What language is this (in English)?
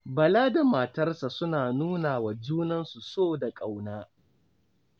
Hausa